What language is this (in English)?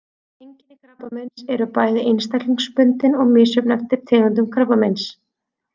Icelandic